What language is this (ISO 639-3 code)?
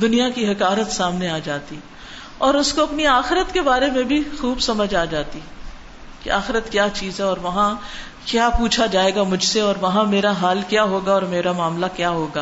urd